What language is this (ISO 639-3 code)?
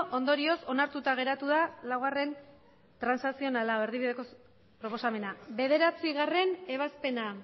eus